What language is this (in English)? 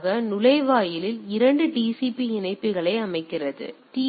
Tamil